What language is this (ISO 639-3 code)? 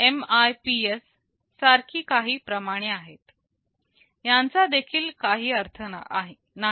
mar